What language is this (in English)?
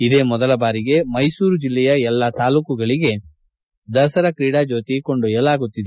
Kannada